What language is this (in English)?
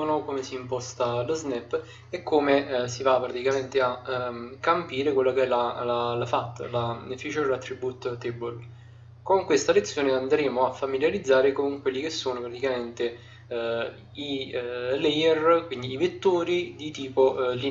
Italian